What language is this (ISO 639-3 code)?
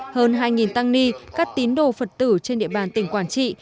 vie